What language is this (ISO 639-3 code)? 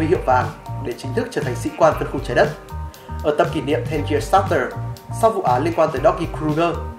vie